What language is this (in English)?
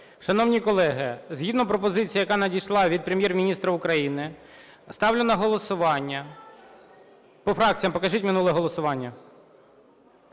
Ukrainian